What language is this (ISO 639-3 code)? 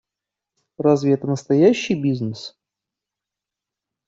rus